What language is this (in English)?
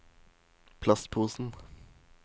Norwegian